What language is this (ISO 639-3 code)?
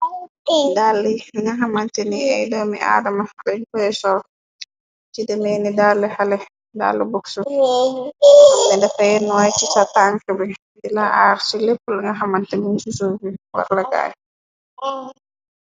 wol